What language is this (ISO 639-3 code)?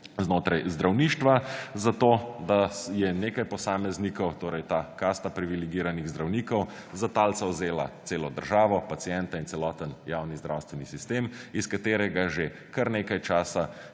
slv